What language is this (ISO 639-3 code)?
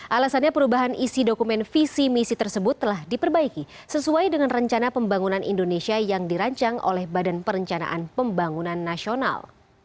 ind